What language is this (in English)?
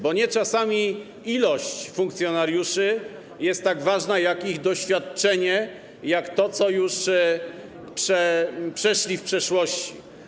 Polish